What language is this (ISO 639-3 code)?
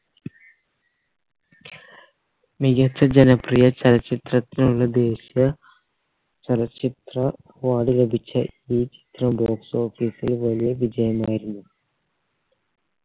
mal